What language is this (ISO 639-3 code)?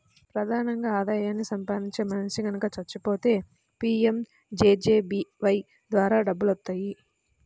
tel